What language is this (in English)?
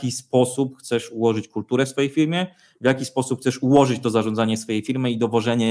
Polish